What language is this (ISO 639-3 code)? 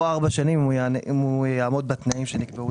heb